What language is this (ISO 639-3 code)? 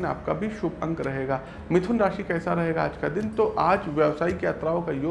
hin